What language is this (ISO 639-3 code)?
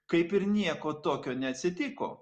lit